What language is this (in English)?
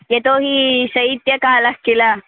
Sanskrit